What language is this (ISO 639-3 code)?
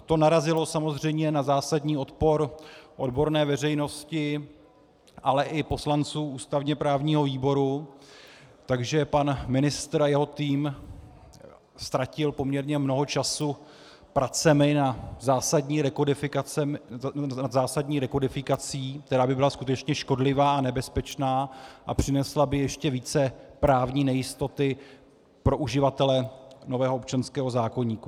ces